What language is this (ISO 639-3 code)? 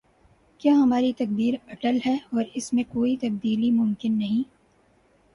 urd